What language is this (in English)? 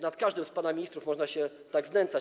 Polish